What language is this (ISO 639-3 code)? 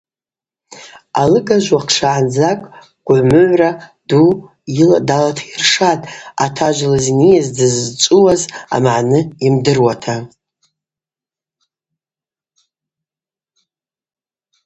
abq